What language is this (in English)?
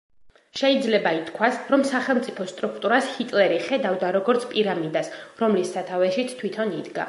Georgian